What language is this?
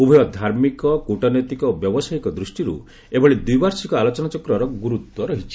Odia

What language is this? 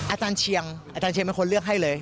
Thai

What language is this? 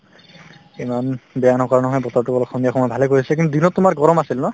Assamese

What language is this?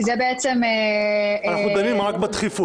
Hebrew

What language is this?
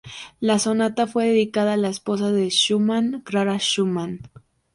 Spanish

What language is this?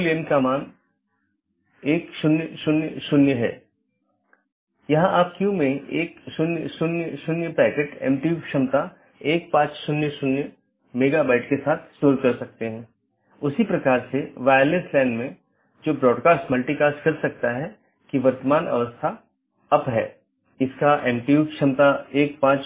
Hindi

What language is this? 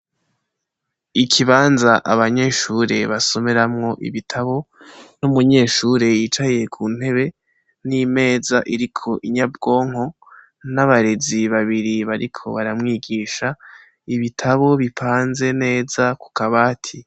Rundi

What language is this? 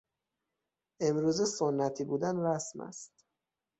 Persian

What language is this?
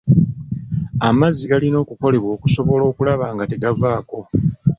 Ganda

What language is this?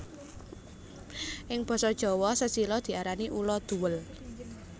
Javanese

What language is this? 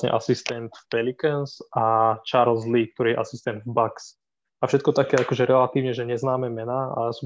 Slovak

